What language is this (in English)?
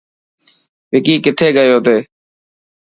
Dhatki